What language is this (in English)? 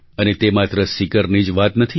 Gujarati